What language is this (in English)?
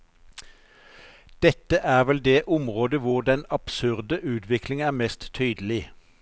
Norwegian